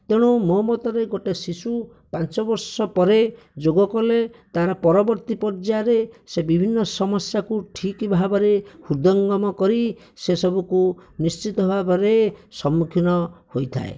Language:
Odia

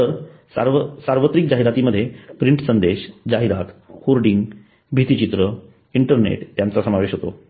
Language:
Marathi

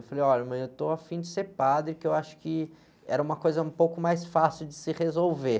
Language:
Portuguese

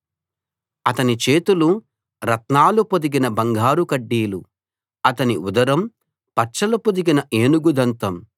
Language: Telugu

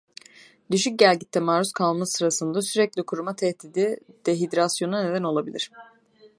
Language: Turkish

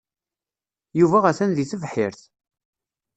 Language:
Kabyle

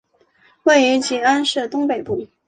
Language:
Chinese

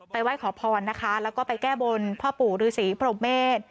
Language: Thai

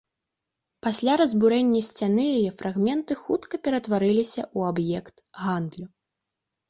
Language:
Belarusian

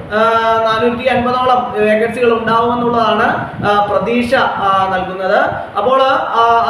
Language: Malayalam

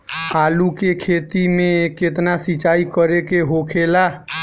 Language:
Bhojpuri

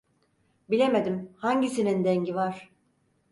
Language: Turkish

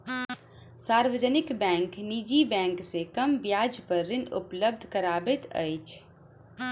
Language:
Maithili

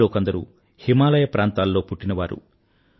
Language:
Telugu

